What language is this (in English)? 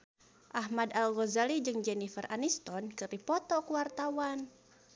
Sundanese